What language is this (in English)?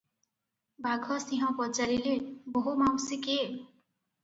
Odia